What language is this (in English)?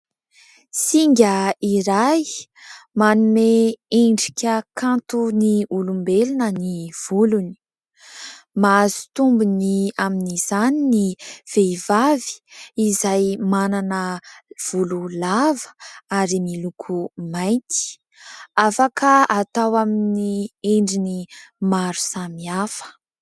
Malagasy